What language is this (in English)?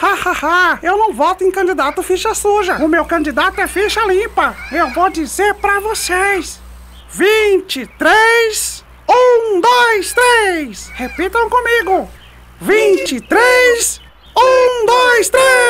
Portuguese